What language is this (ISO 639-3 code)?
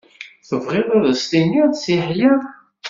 kab